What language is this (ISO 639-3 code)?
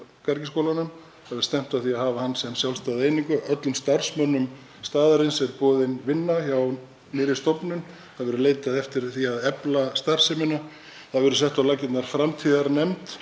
isl